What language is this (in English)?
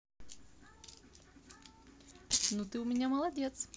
Russian